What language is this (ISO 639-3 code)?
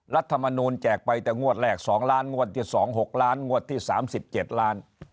tha